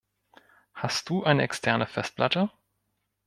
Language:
German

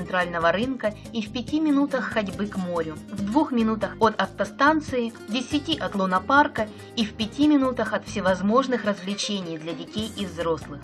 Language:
Russian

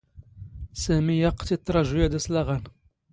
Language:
Standard Moroccan Tamazight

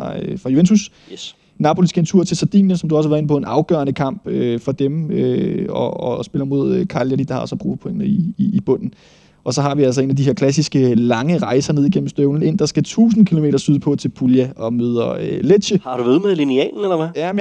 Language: Danish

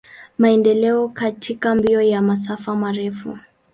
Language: Swahili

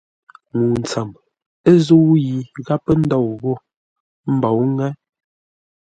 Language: Ngombale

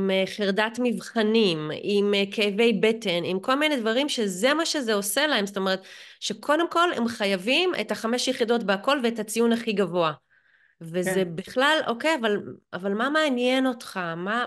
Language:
Hebrew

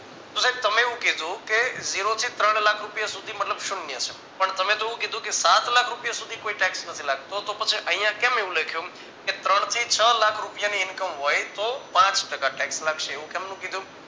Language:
Gujarati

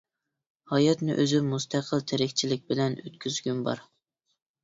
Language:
Uyghur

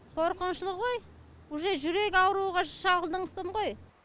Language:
Kazakh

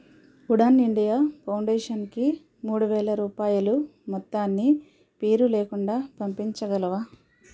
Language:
Telugu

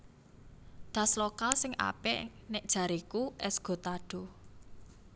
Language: Javanese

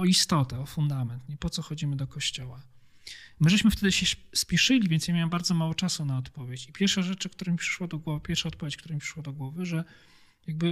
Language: Polish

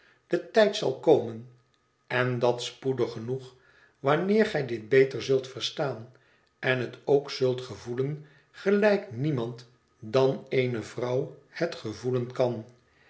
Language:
Dutch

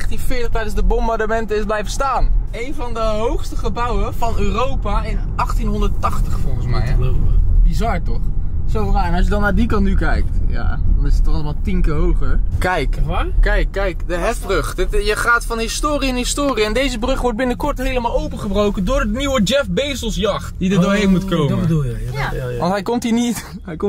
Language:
Dutch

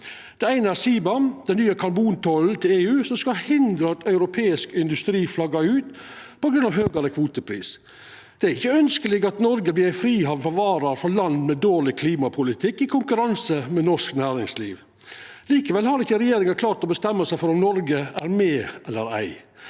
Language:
Norwegian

